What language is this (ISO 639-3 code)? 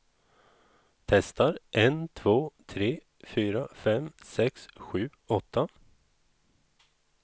swe